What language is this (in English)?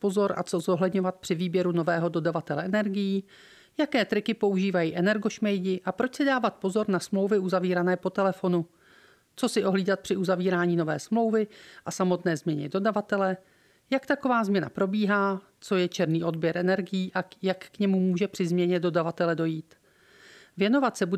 Czech